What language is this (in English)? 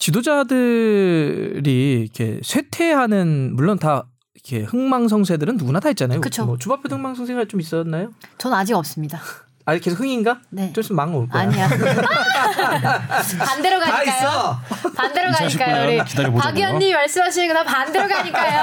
Korean